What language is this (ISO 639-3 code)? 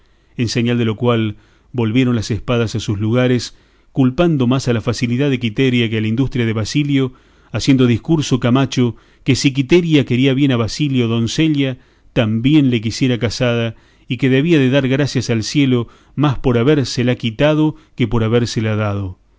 spa